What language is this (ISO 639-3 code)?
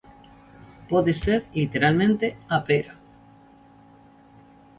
glg